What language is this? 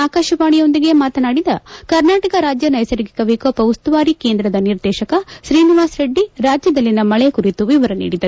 Kannada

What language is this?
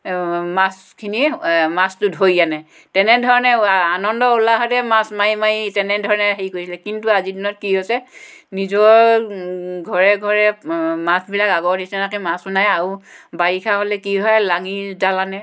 Assamese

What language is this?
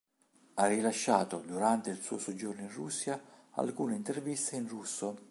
Italian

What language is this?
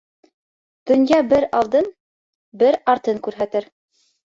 Bashkir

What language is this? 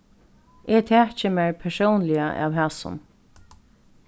Faroese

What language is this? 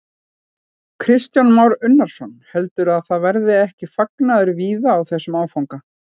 Icelandic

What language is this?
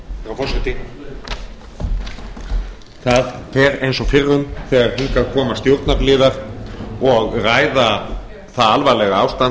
Icelandic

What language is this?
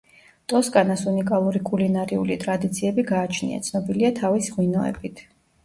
Georgian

